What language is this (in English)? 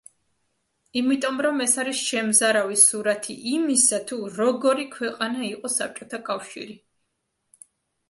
Georgian